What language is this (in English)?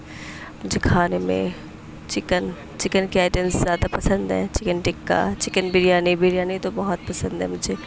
Urdu